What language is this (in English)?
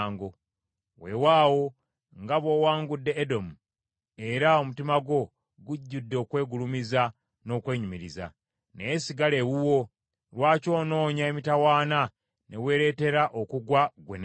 Ganda